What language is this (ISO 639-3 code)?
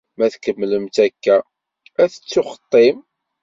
kab